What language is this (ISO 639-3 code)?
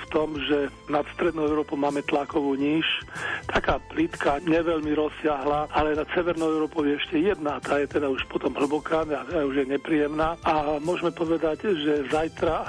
slk